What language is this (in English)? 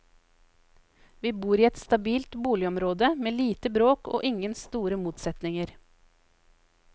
Norwegian